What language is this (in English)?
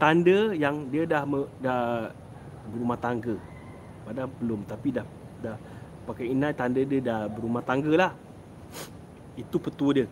Malay